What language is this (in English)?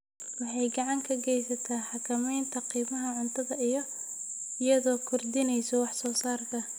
Somali